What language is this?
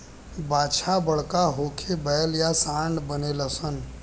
Bhojpuri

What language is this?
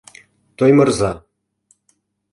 Mari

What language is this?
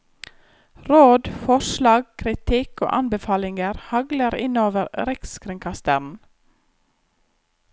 Norwegian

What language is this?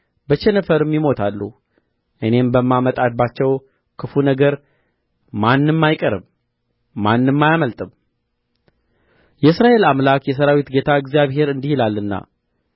Amharic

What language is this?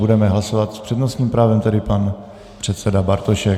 Czech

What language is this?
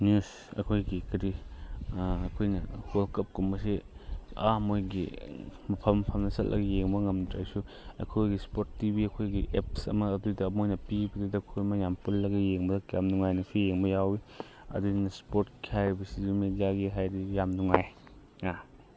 Manipuri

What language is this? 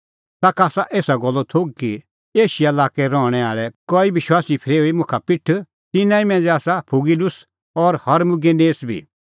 Kullu Pahari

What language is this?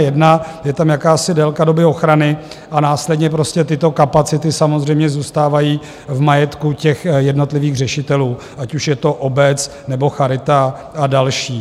Czech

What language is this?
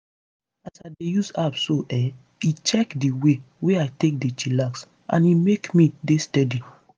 Nigerian Pidgin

